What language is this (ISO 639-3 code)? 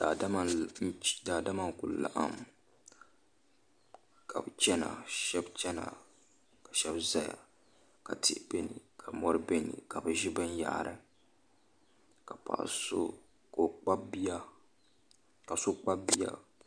dag